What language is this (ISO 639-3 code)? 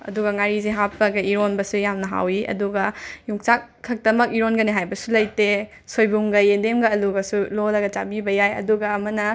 mni